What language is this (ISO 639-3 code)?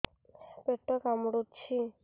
ori